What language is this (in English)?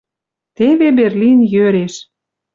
Western Mari